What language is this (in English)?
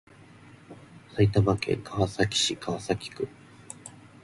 Japanese